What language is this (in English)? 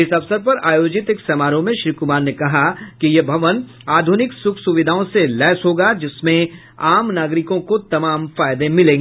Hindi